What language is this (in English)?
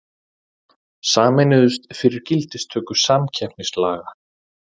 Icelandic